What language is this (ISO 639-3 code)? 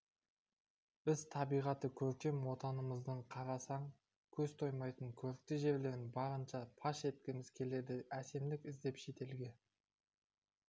kaz